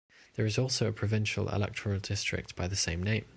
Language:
English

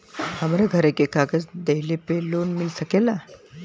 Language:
Bhojpuri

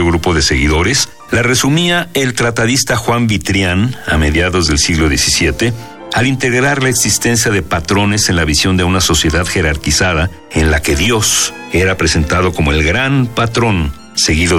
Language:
Spanish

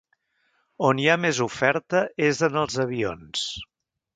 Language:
Catalan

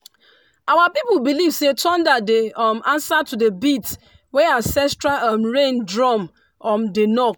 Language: Nigerian Pidgin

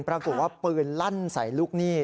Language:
Thai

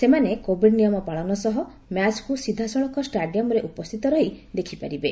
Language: Odia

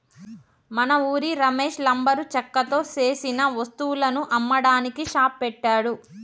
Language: Telugu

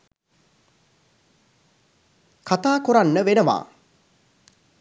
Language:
Sinhala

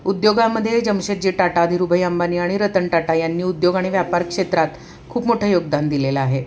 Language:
Marathi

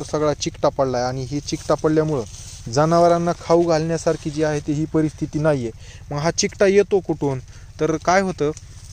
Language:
Romanian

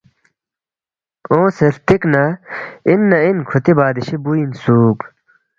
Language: Balti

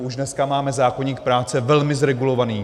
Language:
Czech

